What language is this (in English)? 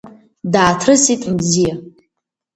Abkhazian